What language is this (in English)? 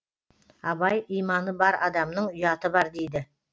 Kazakh